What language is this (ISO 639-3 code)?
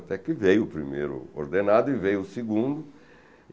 por